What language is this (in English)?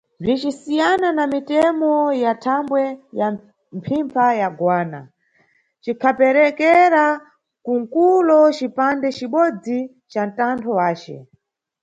Nyungwe